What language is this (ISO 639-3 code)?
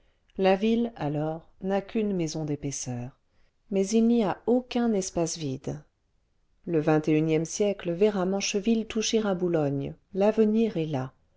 fra